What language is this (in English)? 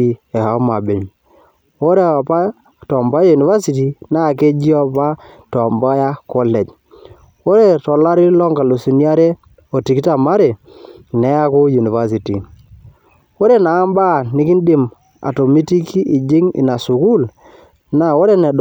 Masai